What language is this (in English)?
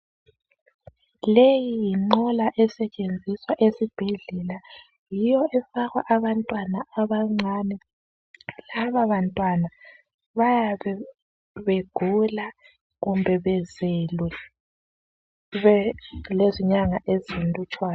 North Ndebele